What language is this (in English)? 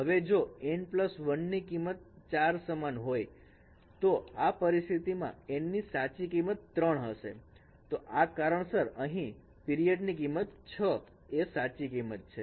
Gujarati